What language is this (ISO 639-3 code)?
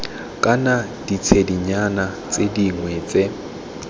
tsn